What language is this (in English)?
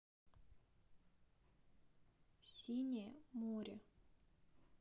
Russian